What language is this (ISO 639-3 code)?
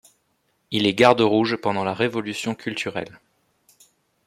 fra